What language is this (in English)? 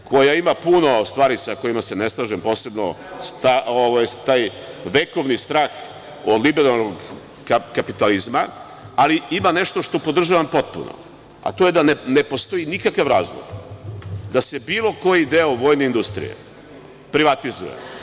Serbian